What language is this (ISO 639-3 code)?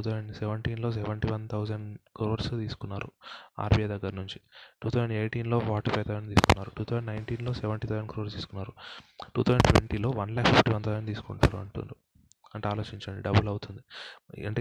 tel